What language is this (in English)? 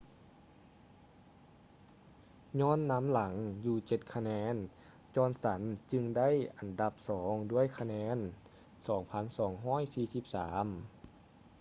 Lao